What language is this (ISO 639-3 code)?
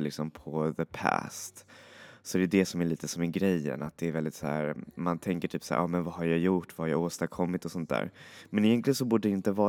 swe